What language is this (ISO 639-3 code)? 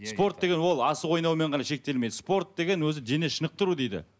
kaz